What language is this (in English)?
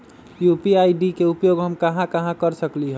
Magahi